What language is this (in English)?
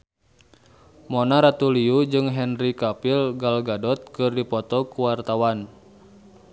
Sundanese